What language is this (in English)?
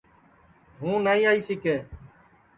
Sansi